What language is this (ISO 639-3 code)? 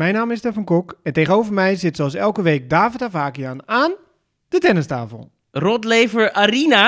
nld